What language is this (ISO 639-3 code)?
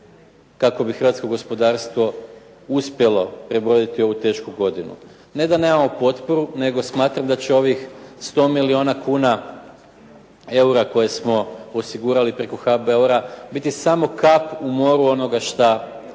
hrv